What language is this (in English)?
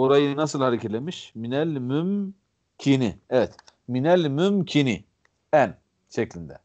Turkish